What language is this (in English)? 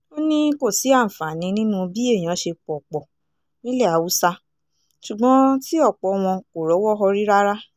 Yoruba